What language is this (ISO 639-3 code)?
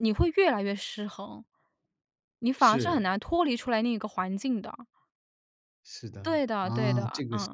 zho